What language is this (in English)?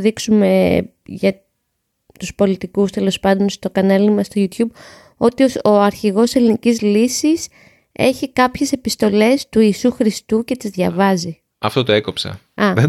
Greek